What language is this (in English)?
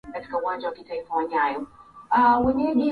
Swahili